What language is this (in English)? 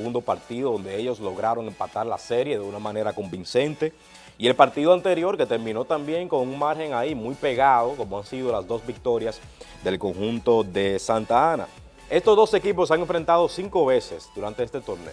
Spanish